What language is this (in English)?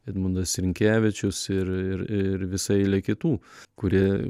Lithuanian